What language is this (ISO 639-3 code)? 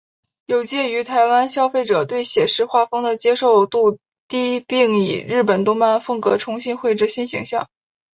zho